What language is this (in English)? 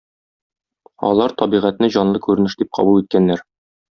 Tatar